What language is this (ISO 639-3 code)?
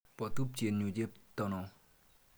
kln